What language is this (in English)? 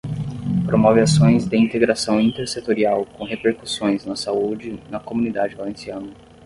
Portuguese